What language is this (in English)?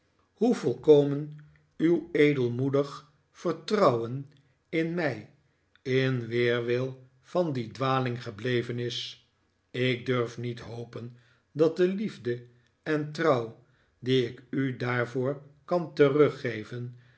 Dutch